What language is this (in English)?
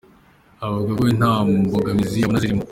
Kinyarwanda